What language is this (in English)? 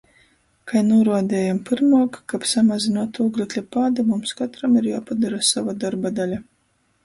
Latgalian